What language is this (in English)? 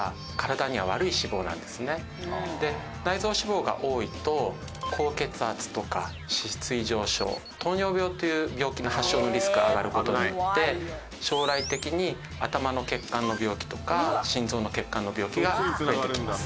Japanese